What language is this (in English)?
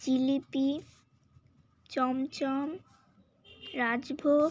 Bangla